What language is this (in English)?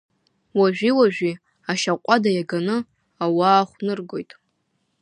Abkhazian